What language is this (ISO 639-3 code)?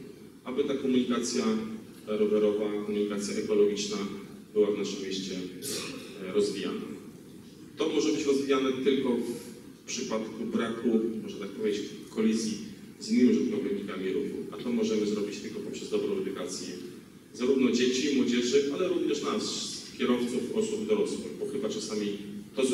pol